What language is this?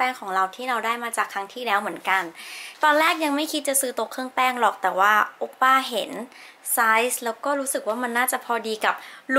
Thai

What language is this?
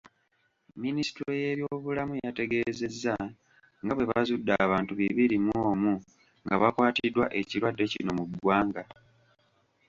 Ganda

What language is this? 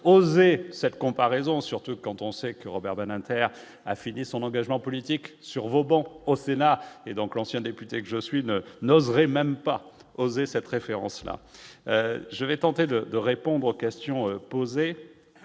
French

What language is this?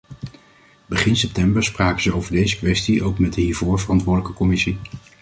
Dutch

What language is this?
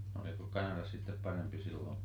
Finnish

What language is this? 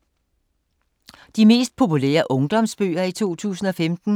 Danish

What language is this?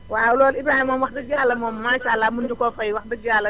Wolof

